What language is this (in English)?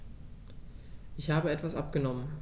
German